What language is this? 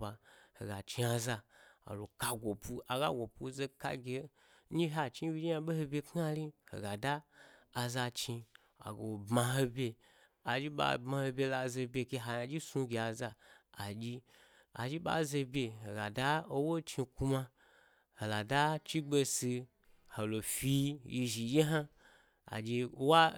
Gbari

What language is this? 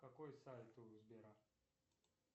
Russian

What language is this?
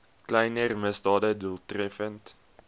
Afrikaans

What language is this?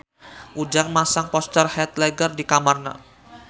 Sundanese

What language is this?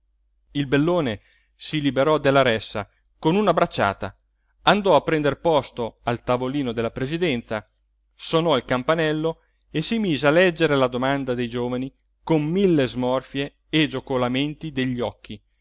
Italian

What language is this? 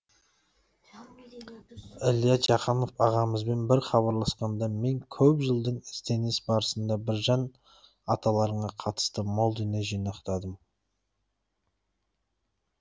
Kazakh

